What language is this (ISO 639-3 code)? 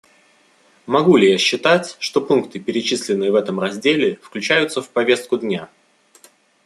rus